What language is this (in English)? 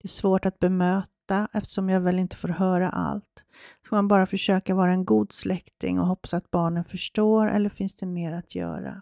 Swedish